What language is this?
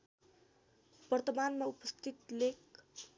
Nepali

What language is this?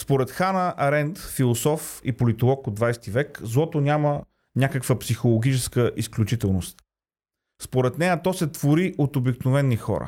Bulgarian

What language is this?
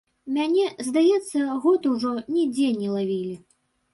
Belarusian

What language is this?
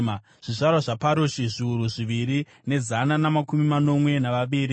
Shona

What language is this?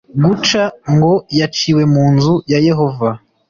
Kinyarwanda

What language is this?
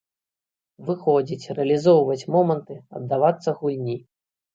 Belarusian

